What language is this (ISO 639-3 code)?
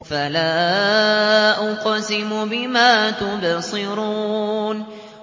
ara